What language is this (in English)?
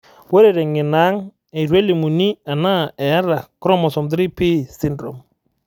Masai